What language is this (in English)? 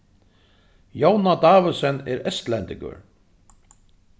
Faroese